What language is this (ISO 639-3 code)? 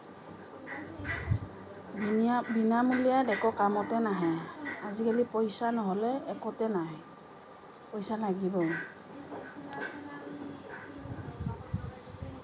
asm